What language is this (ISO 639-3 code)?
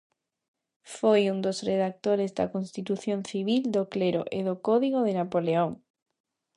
glg